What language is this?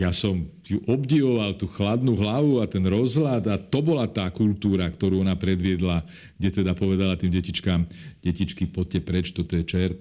Slovak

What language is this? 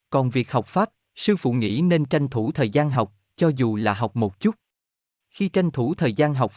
Vietnamese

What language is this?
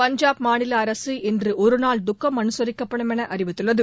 Tamil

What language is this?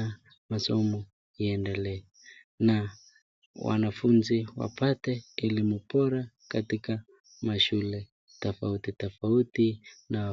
Swahili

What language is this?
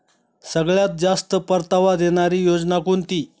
Marathi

